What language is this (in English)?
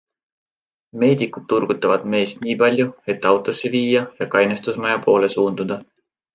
Estonian